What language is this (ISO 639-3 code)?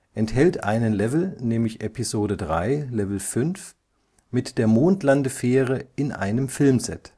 deu